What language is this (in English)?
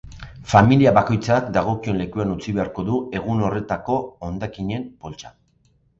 Basque